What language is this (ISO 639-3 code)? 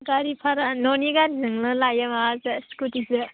brx